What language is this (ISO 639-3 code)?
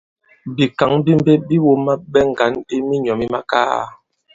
abb